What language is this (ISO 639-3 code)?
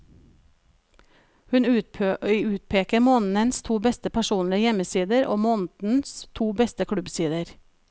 nor